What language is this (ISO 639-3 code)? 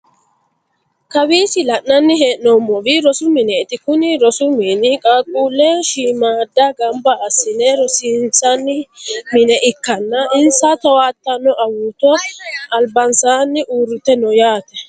sid